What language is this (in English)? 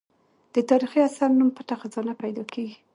Pashto